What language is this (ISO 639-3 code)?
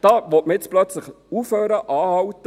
gsw